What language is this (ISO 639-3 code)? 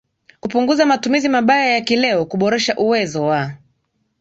swa